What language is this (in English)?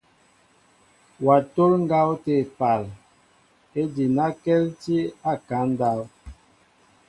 Mbo (Cameroon)